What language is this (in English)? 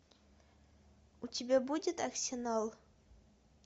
Russian